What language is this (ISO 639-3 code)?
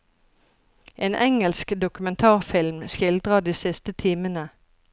nor